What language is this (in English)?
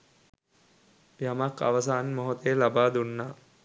Sinhala